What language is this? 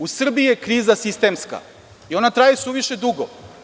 Serbian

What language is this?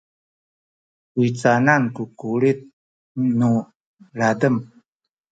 Sakizaya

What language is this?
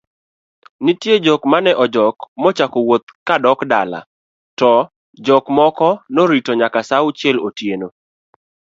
Luo (Kenya and Tanzania)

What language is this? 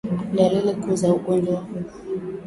Swahili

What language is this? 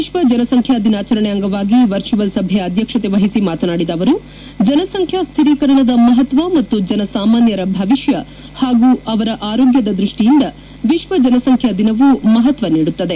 Kannada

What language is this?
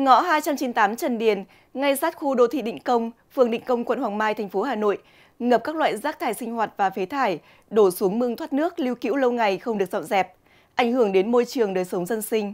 Vietnamese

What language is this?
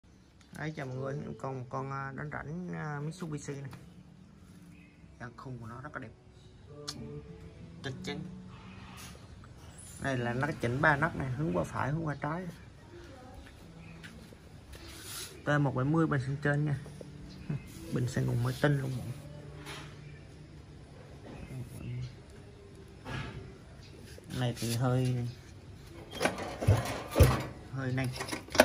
Vietnamese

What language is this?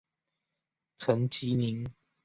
Chinese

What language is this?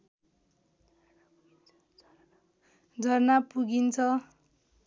Nepali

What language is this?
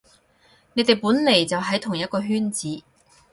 Cantonese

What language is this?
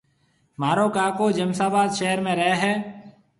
Marwari (Pakistan)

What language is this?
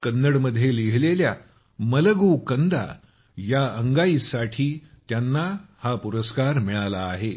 Marathi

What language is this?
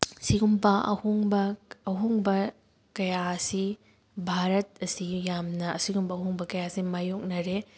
Manipuri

